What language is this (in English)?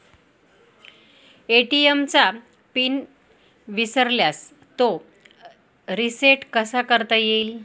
Marathi